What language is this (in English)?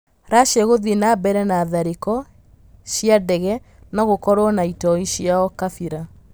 Kikuyu